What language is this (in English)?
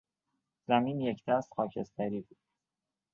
Persian